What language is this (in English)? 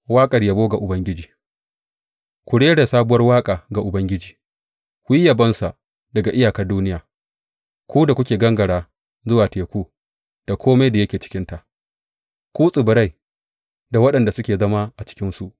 Hausa